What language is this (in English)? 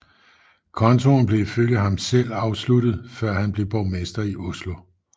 Danish